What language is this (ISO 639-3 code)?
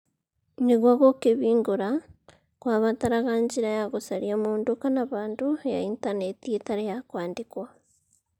kik